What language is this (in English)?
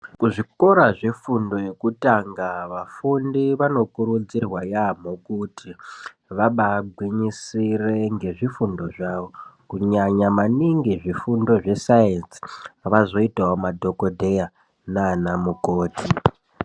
Ndau